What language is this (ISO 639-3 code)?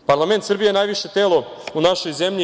srp